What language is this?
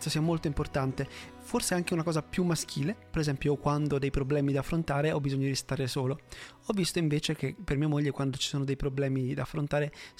Italian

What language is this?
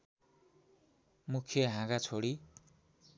Nepali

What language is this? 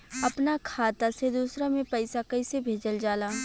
Bhojpuri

